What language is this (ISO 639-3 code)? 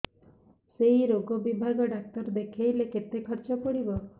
ori